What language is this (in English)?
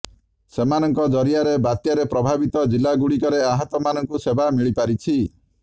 Odia